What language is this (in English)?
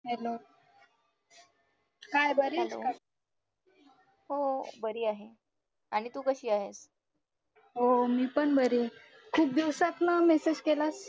Marathi